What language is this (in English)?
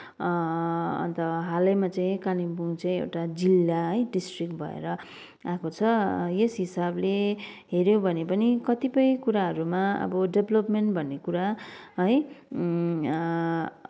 Nepali